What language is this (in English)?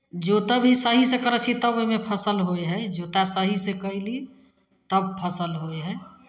Maithili